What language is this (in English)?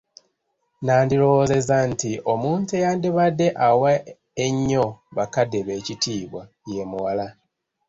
Ganda